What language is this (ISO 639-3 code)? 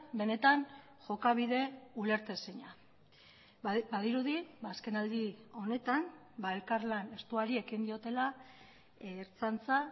eus